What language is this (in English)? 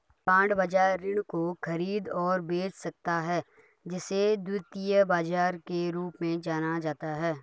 Hindi